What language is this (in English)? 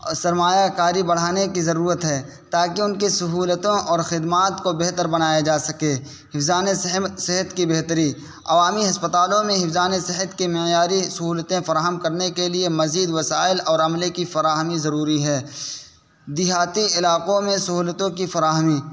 Urdu